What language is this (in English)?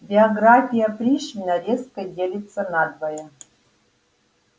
Russian